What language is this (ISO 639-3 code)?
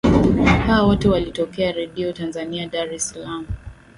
swa